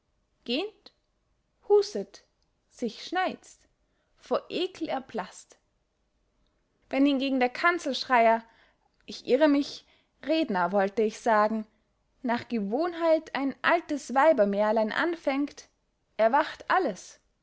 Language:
German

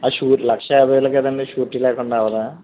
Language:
Telugu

